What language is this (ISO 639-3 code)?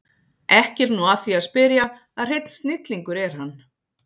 isl